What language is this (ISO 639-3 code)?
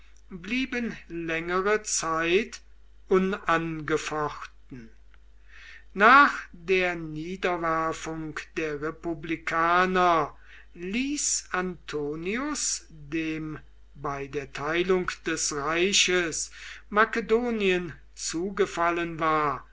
deu